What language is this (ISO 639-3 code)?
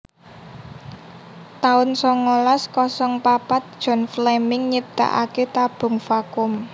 jav